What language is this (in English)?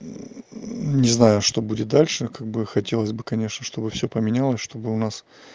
Russian